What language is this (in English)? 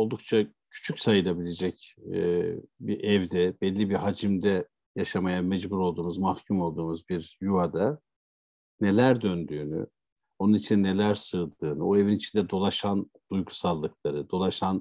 Turkish